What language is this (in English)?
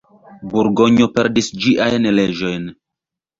Esperanto